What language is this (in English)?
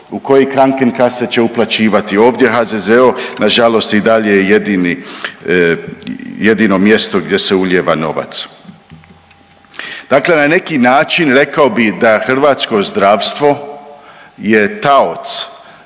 Croatian